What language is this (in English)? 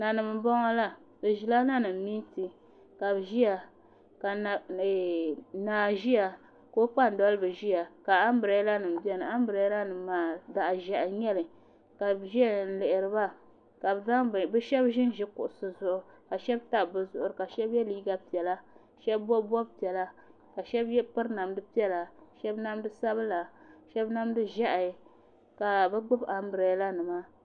Dagbani